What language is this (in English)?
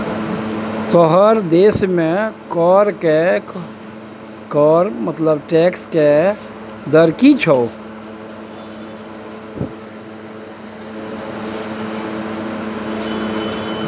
Maithili